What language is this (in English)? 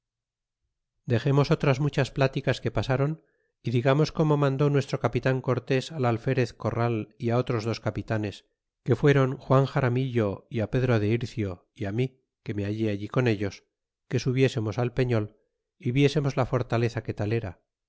Spanish